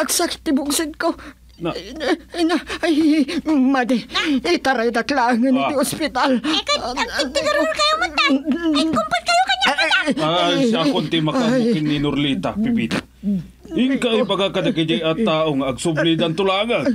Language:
Filipino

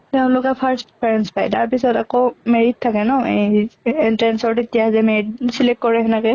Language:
Assamese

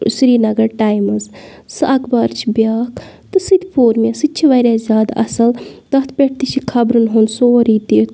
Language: Kashmiri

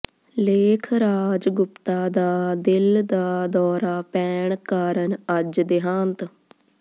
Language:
Punjabi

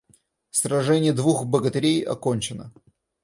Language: Russian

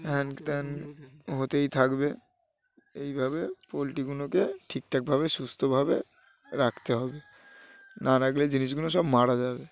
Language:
Bangla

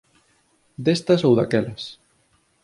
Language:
Galician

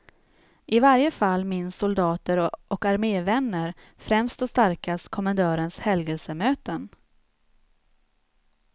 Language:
Swedish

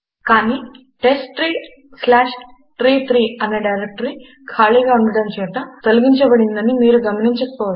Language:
Telugu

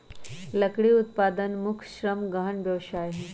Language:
Magahi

